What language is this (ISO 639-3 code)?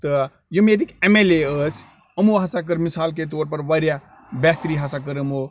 kas